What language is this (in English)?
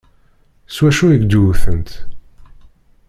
Kabyle